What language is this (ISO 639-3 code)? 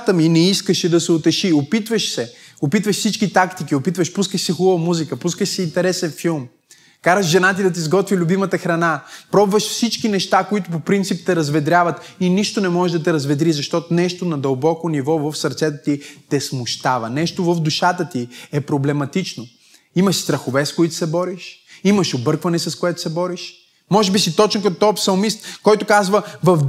bul